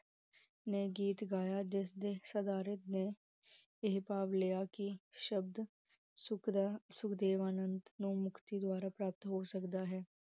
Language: Punjabi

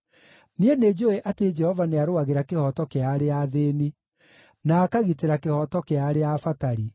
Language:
Kikuyu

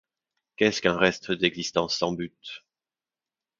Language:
French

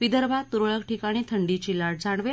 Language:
Marathi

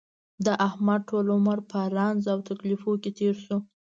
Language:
Pashto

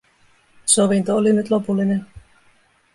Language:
Finnish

